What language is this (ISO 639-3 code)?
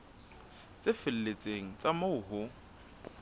sot